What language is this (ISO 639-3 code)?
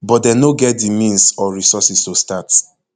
pcm